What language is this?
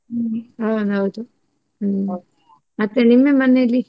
Kannada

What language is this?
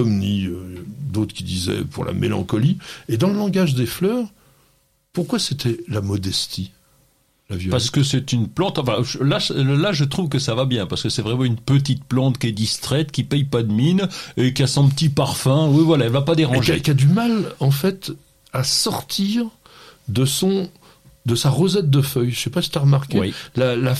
French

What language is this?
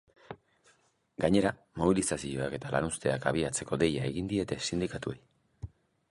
Basque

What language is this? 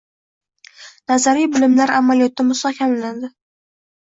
Uzbek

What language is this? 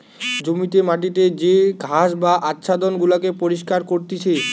Bangla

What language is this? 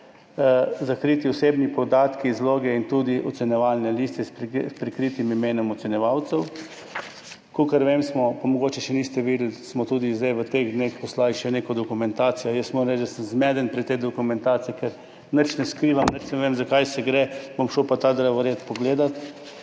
Slovenian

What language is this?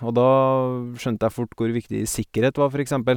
Norwegian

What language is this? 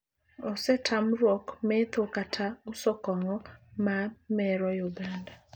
Luo (Kenya and Tanzania)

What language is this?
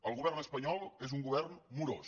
Catalan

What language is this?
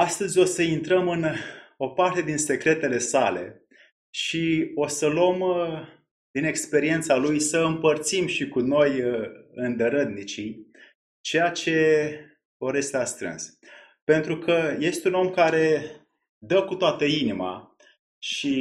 Romanian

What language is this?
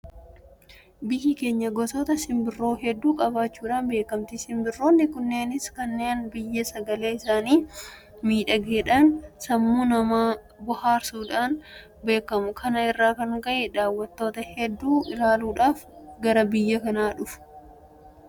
Oromo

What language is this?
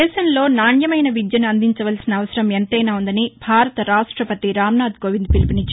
Telugu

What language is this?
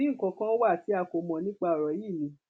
Yoruba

